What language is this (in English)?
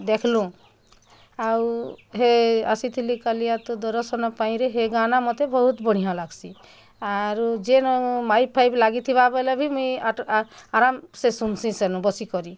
Odia